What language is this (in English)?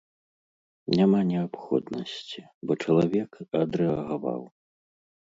Belarusian